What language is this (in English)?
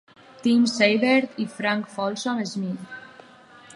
Catalan